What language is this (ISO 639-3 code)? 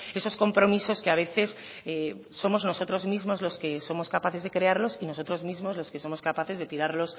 spa